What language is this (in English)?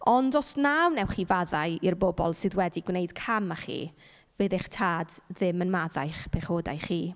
Welsh